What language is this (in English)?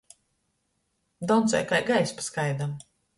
Latgalian